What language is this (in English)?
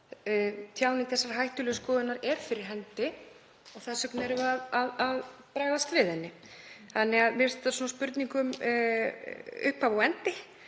Icelandic